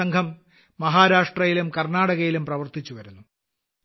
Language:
Malayalam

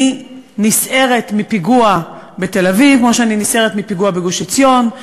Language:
Hebrew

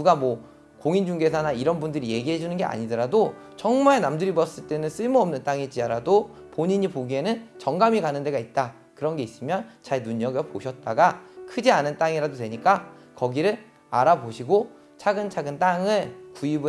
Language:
Korean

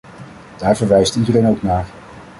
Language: Dutch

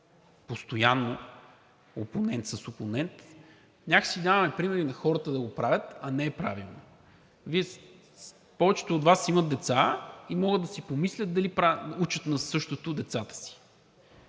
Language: Bulgarian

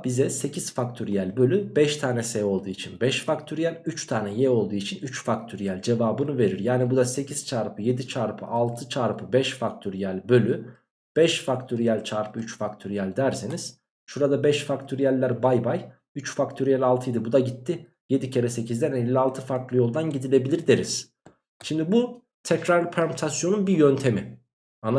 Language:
Turkish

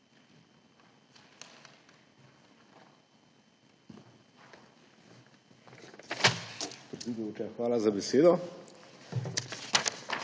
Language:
Slovenian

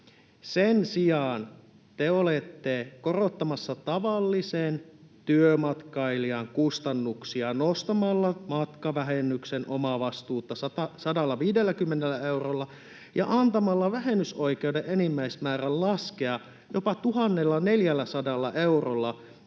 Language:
Finnish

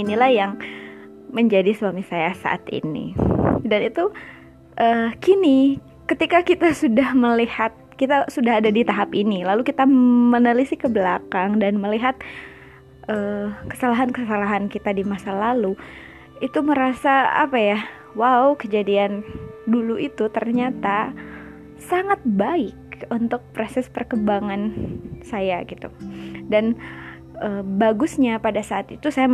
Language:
Indonesian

